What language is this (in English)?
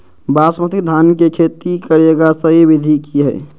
Magahi